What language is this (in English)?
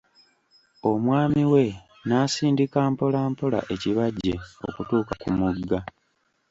Ganda